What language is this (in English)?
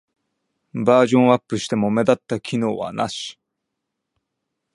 Japanese